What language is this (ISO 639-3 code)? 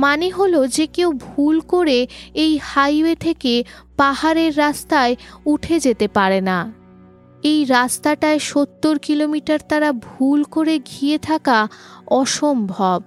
ben